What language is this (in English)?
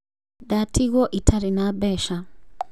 Kikuyu